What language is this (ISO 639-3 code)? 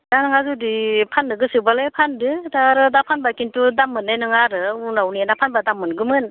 brx